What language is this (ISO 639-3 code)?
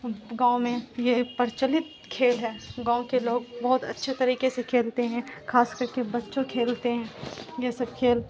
urd